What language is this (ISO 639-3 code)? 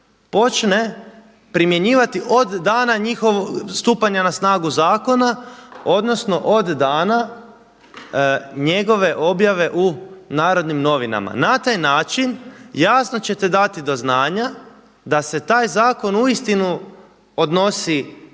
hrv